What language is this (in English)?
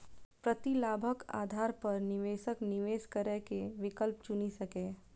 Maithili